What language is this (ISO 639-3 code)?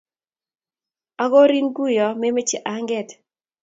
kln